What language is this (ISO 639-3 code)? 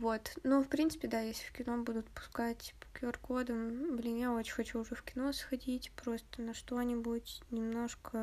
rus